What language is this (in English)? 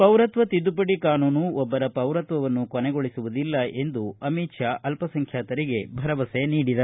Kannada